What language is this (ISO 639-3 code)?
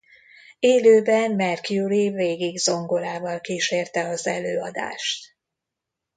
hun